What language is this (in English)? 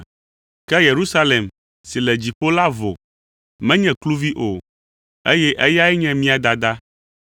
Ewe